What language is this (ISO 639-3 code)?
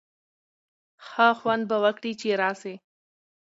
pus